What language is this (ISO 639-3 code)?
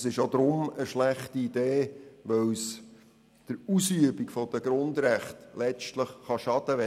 gsw